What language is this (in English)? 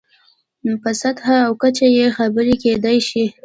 Pashto